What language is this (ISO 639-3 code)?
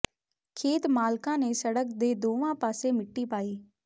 pan